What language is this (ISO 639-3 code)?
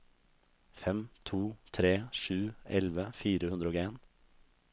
nor